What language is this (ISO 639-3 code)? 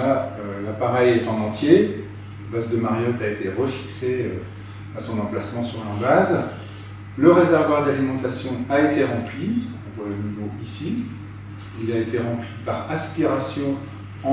fra